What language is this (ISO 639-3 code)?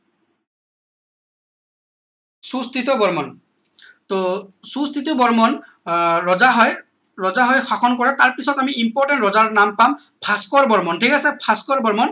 asm